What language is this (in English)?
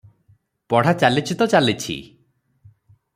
Odia